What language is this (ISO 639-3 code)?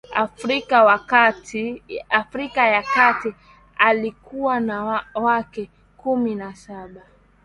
swa